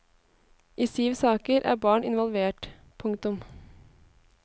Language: Norwegian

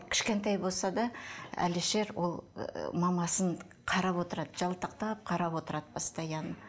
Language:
Kazakh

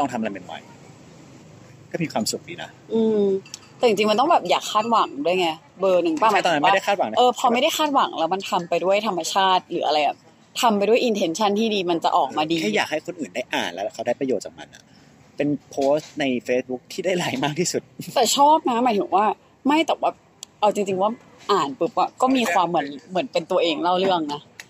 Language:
Thai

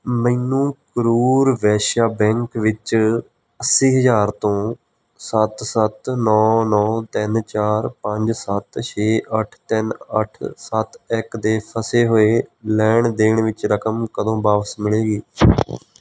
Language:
Punjabi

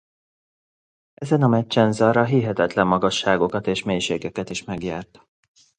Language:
Hungarian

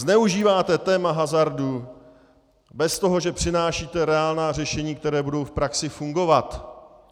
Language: Czech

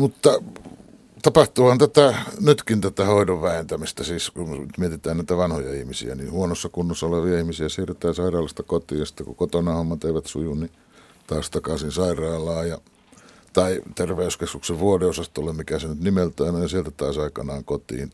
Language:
Finnish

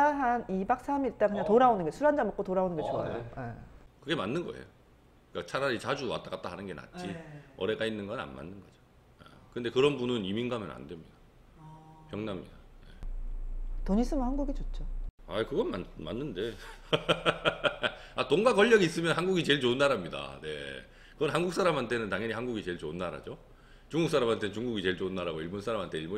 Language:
Korean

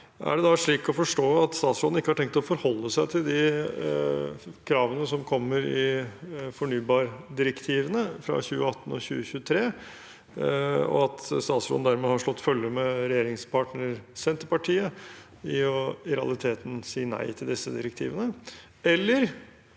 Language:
Norwegian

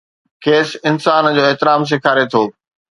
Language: Sindhi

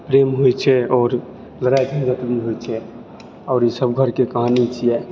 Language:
Maithili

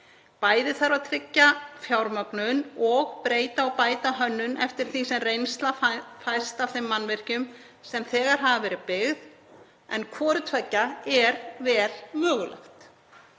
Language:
Icelandic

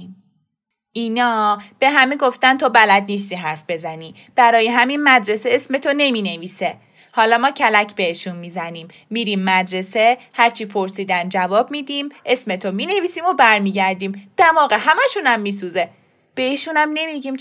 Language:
Persian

